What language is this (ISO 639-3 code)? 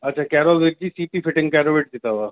snd